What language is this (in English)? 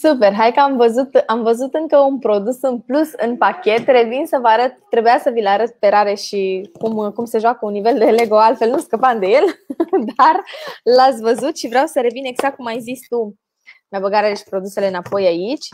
Romanian